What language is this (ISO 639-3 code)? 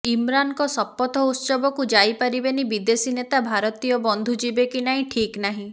ori